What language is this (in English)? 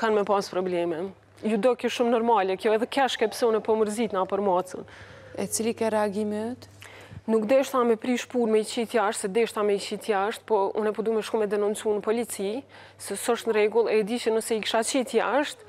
Romanian